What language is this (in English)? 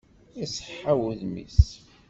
Kabyle